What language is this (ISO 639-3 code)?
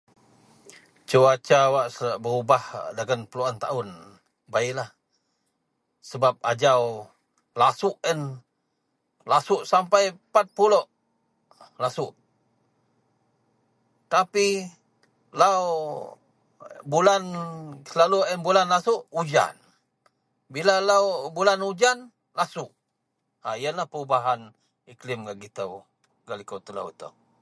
mel